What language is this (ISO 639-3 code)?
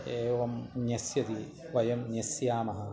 san